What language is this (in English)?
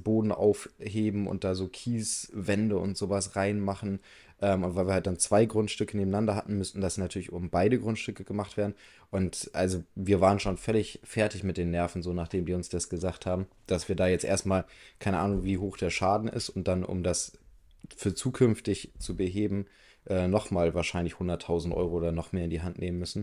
German